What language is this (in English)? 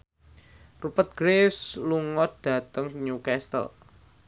Javanese